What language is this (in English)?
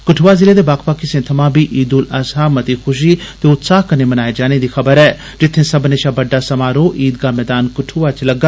Dogri